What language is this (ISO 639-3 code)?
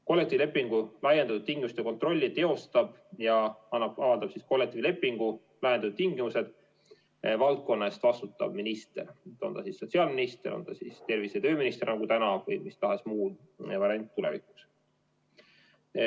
est